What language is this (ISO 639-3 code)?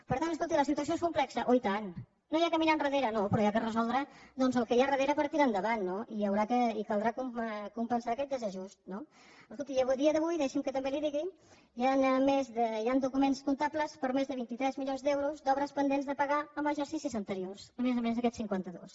cat